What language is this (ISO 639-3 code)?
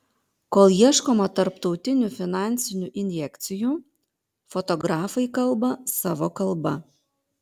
lit